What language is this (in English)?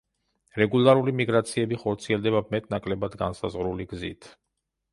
Georgian